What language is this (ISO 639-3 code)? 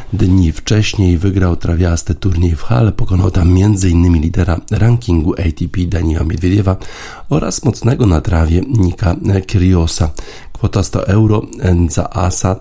pol